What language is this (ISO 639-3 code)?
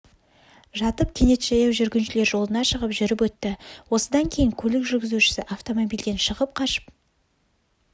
kaz